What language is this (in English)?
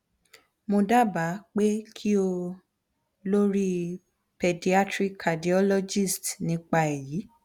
Yoruba